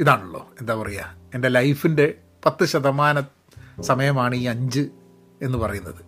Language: Malayalam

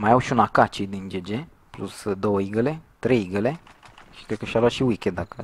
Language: Romanian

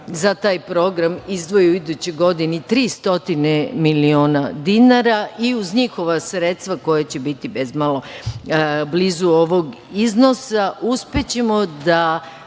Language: Serbian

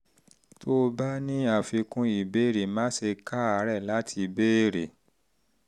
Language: Yoruba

